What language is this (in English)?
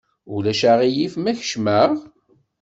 Kabyle